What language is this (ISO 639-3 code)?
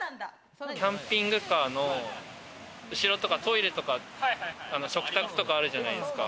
jpn